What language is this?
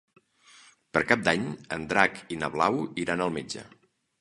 Catalan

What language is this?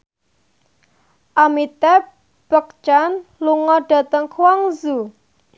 Javanese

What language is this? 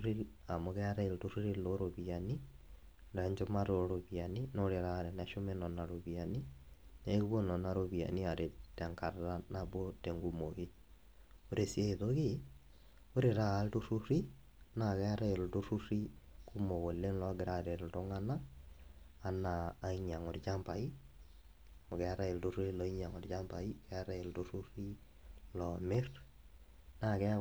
Masai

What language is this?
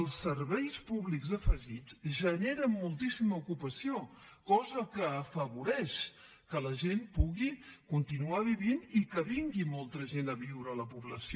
Catalan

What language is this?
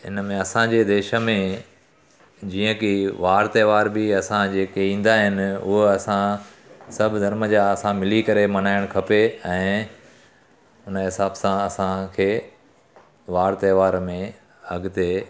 Sindhi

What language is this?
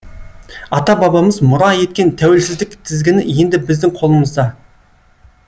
Kazakh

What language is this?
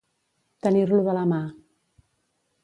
Catalan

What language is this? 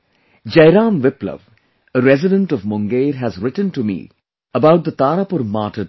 English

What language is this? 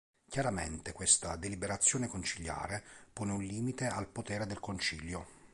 Italian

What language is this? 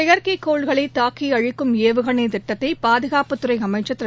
Tamil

